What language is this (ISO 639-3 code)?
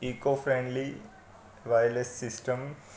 snd